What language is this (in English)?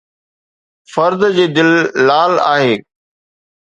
Sindhi